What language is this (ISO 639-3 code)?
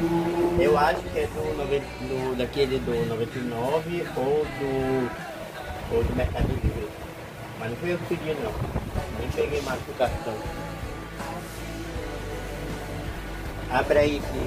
por